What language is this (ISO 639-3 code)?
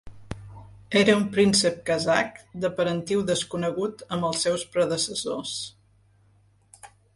cat